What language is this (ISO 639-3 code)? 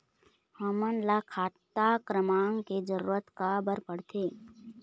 hne